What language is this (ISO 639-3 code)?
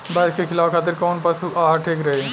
bho